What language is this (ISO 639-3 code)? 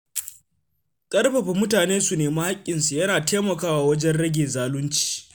hau